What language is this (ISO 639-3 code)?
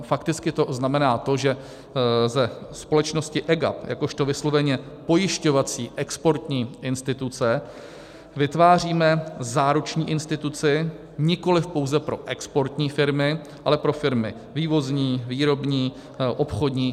ces